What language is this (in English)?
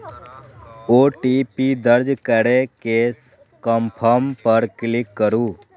Maithili